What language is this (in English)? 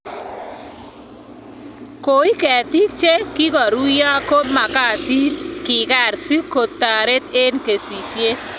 Kalenjin